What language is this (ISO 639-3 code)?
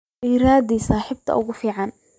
som